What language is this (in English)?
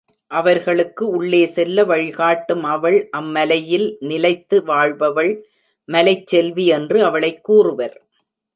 Tamil